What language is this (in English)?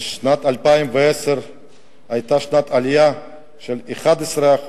Hebrew